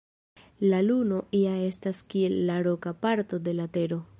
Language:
Esperanto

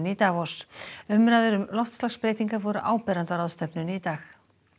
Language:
Icelandic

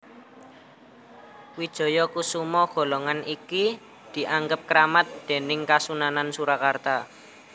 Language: Javanese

